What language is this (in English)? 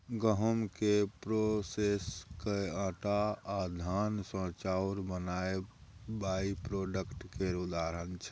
Maithili